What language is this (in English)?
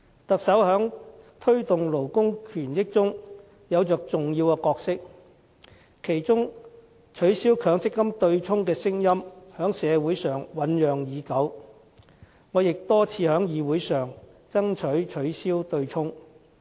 Cantonese